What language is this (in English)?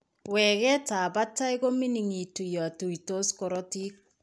Kalenjin